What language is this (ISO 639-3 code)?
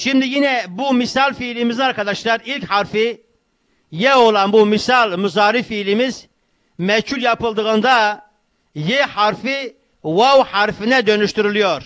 tur